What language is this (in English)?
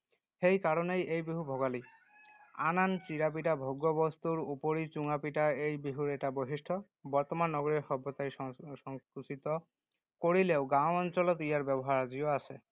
Assamese